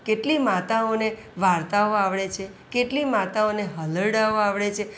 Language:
Gujarati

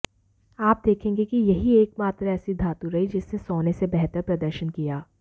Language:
Hindi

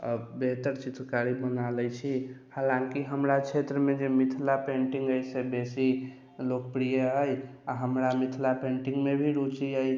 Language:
Maithili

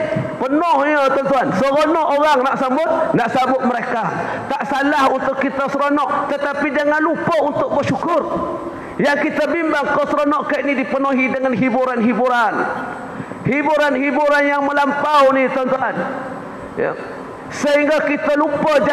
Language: Malay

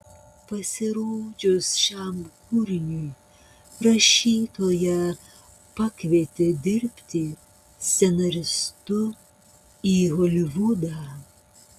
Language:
Lithuanian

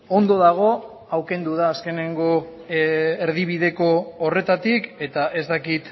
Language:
Basque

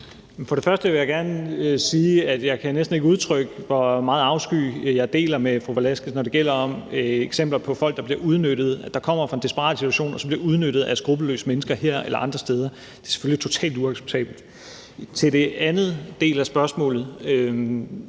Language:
Danish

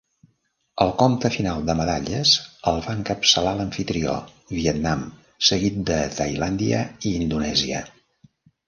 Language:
Catalan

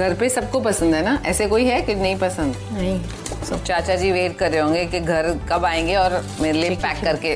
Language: Hindi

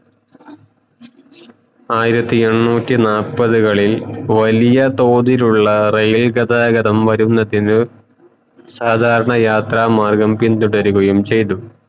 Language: Malayalam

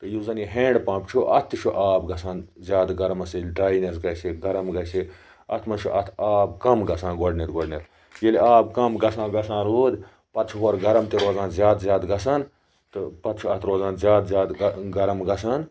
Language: Kashmiri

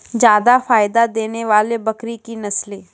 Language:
Maithili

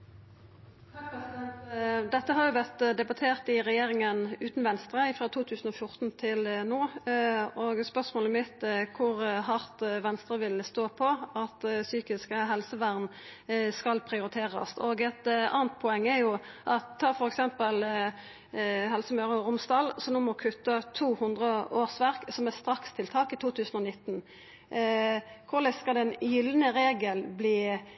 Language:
Norwegian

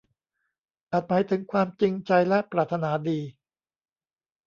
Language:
Thai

